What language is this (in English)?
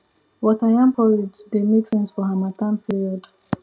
Nigerian Pidgin